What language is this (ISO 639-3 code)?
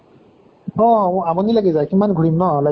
asm